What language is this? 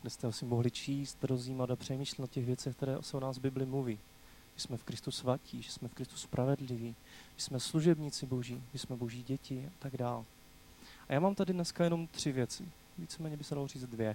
Czech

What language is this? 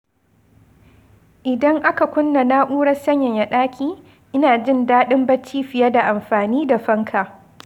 Hausa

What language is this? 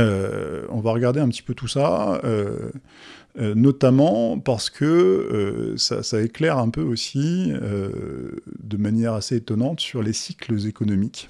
French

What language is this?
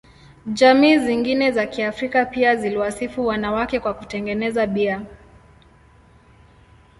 Swahili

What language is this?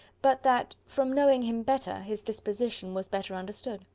English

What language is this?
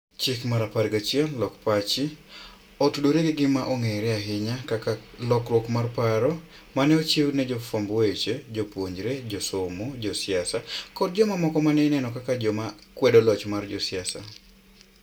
Luo (Kenya and Tanzania)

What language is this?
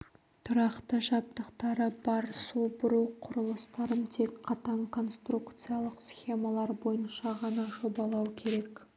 Kazakh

